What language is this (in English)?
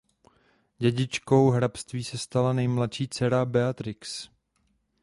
Czech